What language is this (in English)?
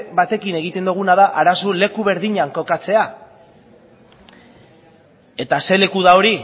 Basque